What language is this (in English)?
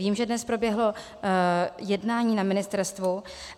Czech